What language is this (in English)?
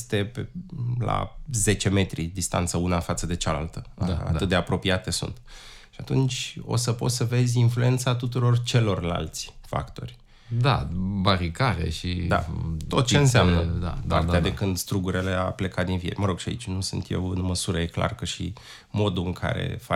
Romanian